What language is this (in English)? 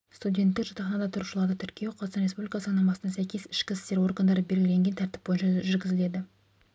Kazakh